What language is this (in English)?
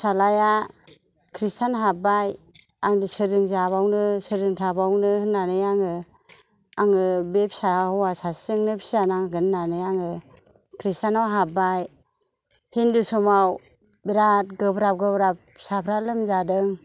Bodo